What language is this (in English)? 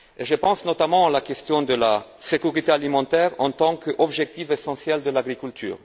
French